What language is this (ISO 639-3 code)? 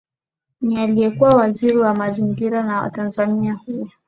swa